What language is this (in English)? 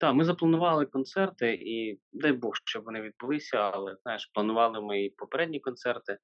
Ukrainian